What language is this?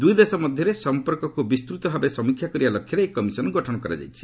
Odia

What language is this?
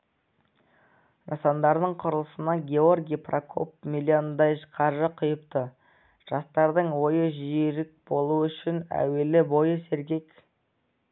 Kazakh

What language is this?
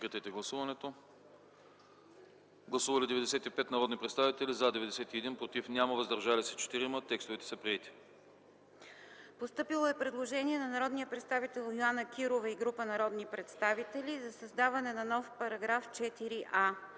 Bulgarian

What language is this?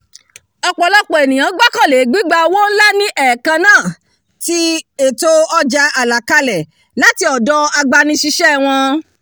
Yoruba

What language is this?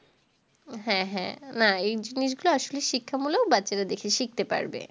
Bangla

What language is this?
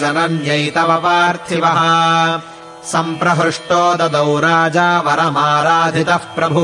Kannada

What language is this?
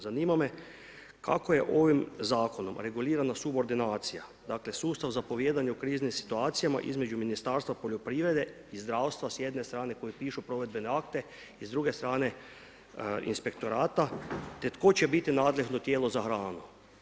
Croatian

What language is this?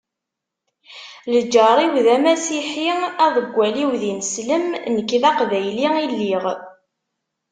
Kabyle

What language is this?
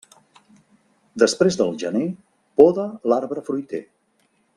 Catalan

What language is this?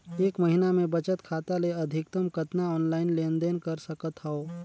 Chhattisgarhi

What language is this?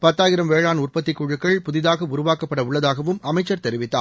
Tamil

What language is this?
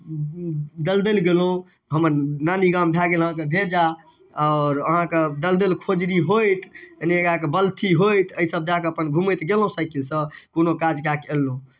Maithili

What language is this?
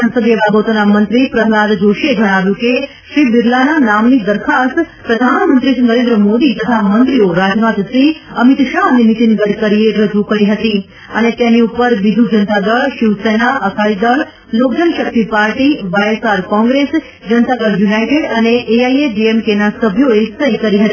Gujarati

